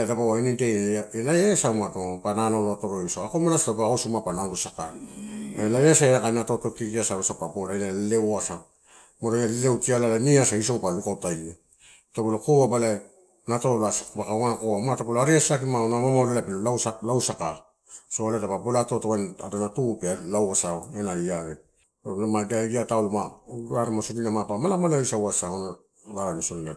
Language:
Torau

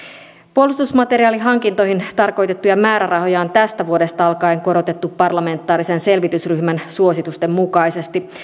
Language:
Finnish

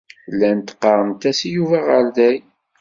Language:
Kabyle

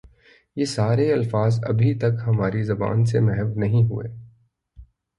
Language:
Urdu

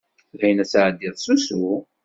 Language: Kabyle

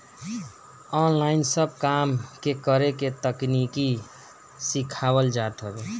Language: Bhojpuri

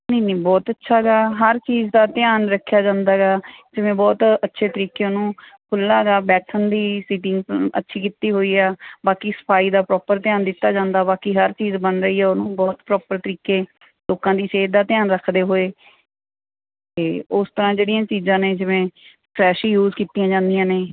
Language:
Punjabi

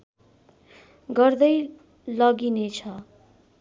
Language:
Nepali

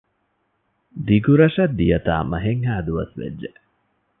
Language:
Divehi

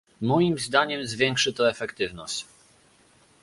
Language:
Polish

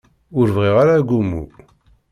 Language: Kabyle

